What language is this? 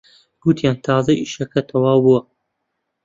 Central Kurdish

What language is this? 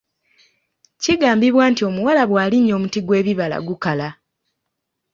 Ganda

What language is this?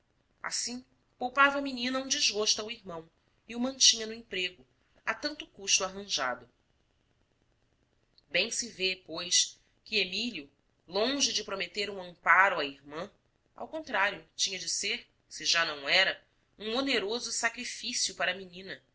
Portuguese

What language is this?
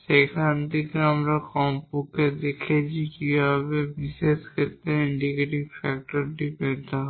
Bangla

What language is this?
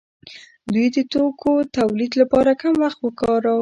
Pashto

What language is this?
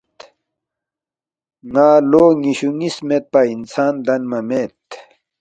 Balti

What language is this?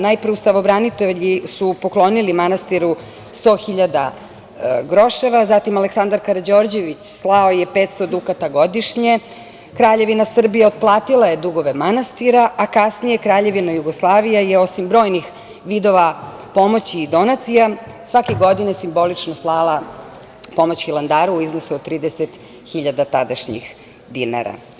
Serbian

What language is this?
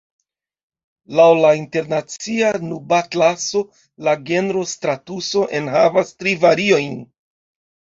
Esperanto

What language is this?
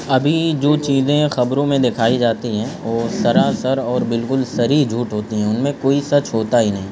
Urdu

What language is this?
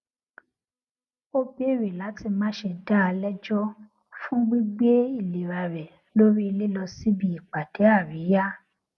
Yoruba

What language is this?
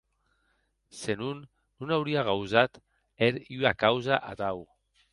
Occitan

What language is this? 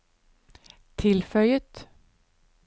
Norwegian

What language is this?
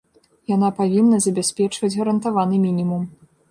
Belarusian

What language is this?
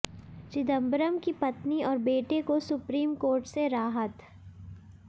Hindi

